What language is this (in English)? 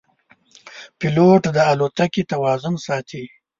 Pashto